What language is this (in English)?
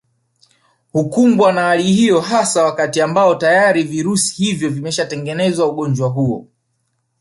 Swahili